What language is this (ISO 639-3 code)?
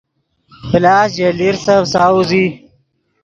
ydg